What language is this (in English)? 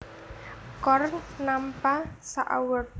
Javanese